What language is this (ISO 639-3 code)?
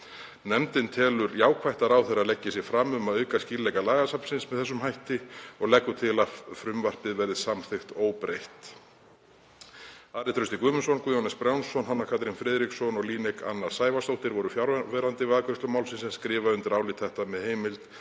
isl